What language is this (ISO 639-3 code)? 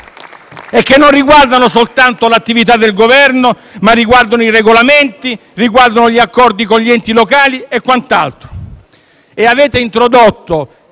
ita